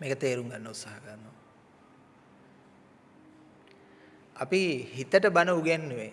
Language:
Sinhala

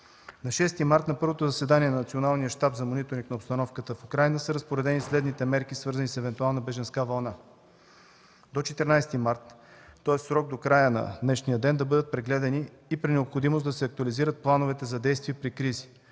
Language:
Bulgarian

